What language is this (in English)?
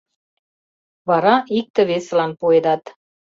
Mari